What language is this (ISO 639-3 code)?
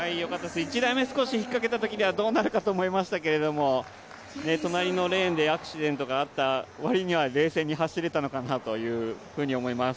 jpn